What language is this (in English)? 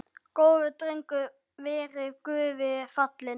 Icelandic